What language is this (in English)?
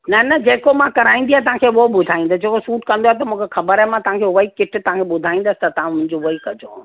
Sindhi